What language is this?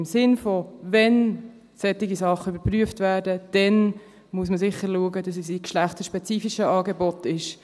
Swiss German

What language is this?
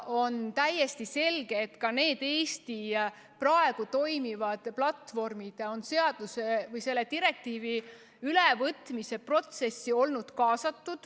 Estonian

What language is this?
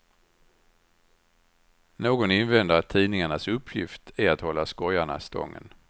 Swedish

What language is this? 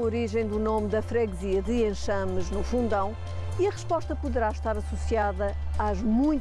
Portuguese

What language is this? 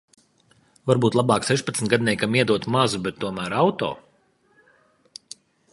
Latvian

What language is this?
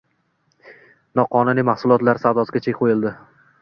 Uzbek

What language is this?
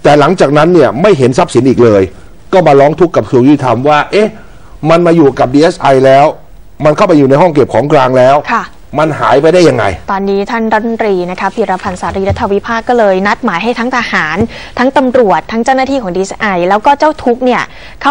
Thai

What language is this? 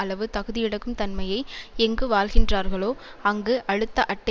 Tamil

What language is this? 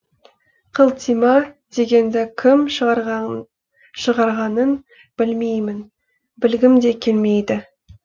Kazakh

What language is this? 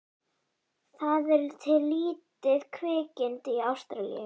Icelandic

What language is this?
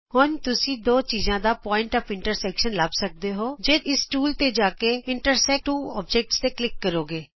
Punjabi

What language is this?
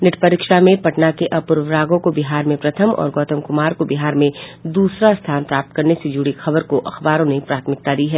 Hindi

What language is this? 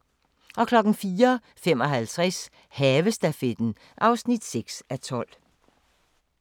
Danish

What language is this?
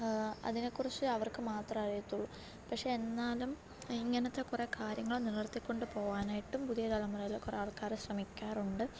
Malayalam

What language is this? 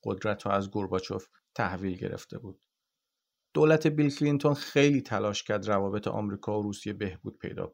Persian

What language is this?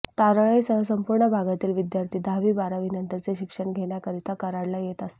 Marathi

